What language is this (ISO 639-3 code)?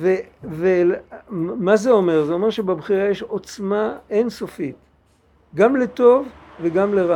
heb